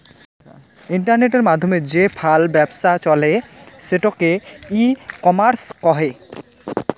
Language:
Bangla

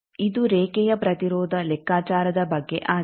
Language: Kannada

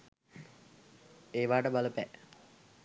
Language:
Sinhala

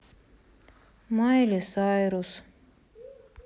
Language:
Russian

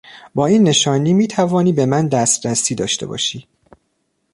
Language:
Persian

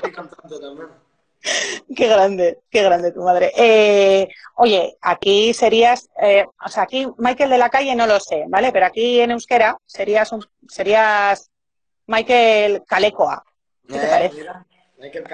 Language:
Spanish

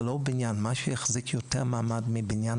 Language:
Hebrew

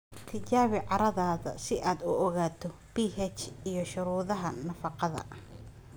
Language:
Somali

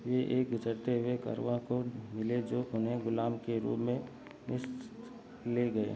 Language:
Hindi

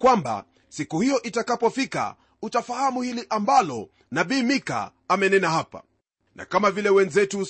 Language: Swahili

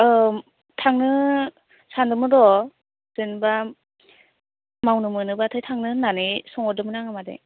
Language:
Bodo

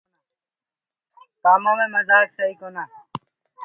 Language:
Gurgula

